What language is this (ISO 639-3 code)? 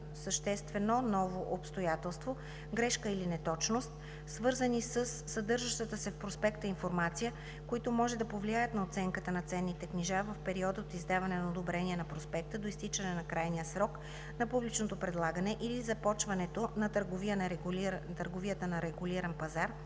bul